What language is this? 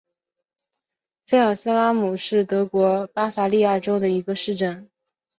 Chinese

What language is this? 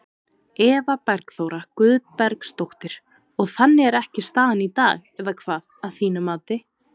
Icelandic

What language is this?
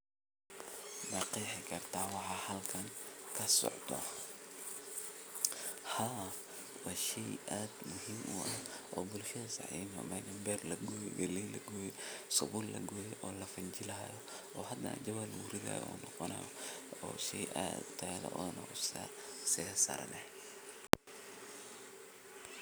Somali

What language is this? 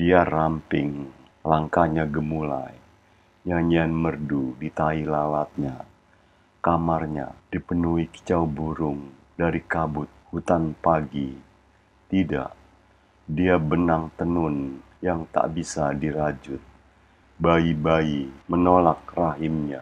Indonesian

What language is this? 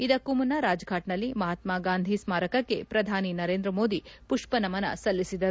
Kannada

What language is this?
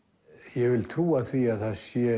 Icelandic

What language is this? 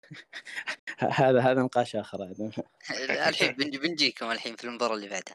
Arabic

